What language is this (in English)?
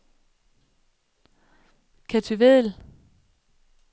Danish